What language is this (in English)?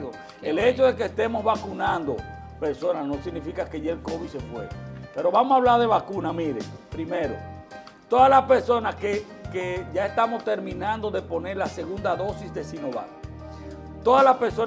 Spanish